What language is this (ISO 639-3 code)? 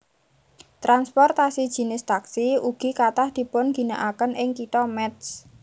jav